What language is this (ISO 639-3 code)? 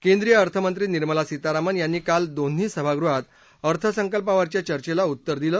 mar